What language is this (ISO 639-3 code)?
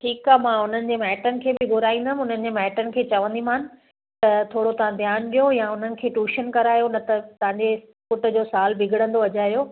snd